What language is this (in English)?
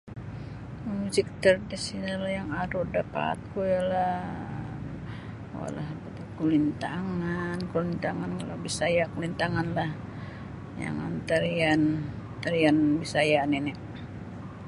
Sabah Bisaya